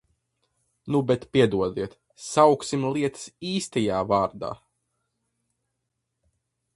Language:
Latvian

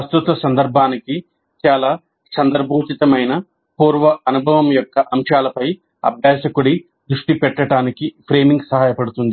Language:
Telugu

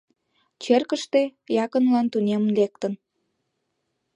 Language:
Mari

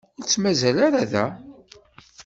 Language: Kabyle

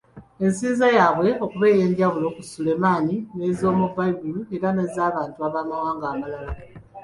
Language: Ganda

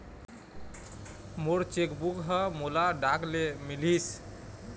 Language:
Chhattisgarhi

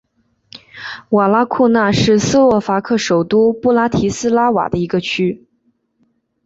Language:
Chinese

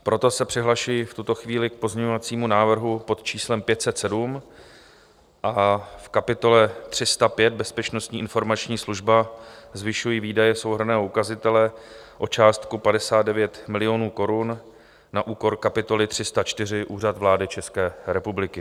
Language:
Czech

